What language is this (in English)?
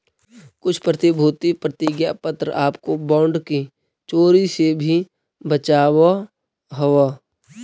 Magahi